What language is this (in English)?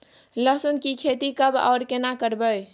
Maithili